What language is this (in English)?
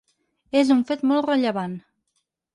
Catalan